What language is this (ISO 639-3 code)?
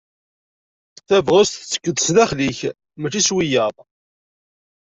kab